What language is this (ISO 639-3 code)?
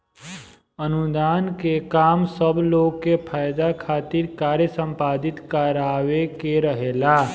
bho